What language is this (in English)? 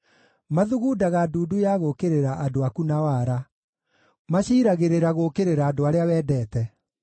Kikuyu